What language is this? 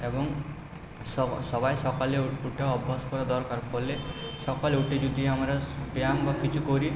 Bangla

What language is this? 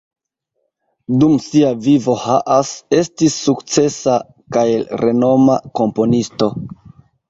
Esperanto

